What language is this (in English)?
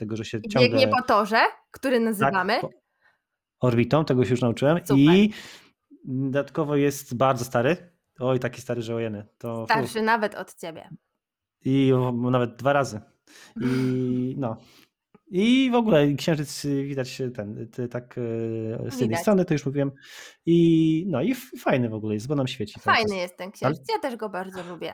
Polish